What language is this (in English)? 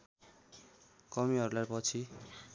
Nepali